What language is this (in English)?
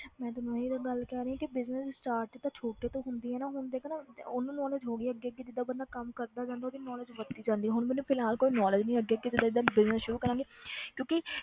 Punjabi